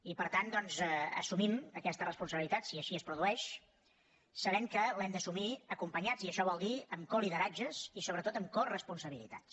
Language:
Catalan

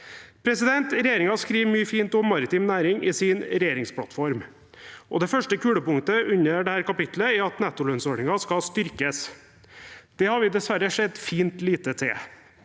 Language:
Norwegian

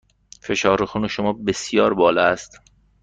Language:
Persian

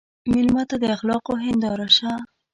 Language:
Pashto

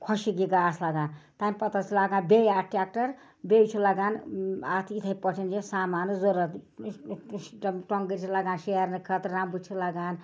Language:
Kashmiri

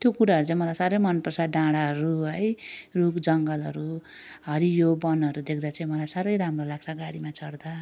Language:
Nepali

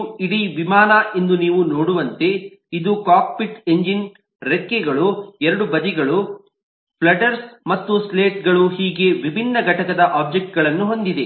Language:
Kannada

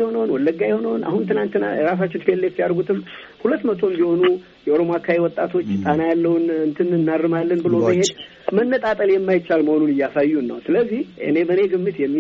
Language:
Amharic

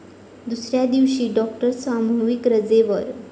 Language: Marathi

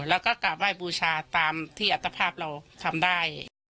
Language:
Thai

